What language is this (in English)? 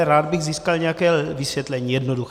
Czech